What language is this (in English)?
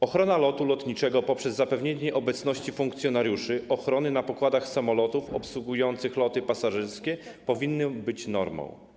Polish